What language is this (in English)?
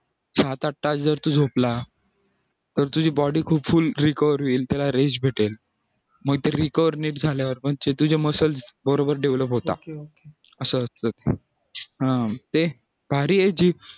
Marathi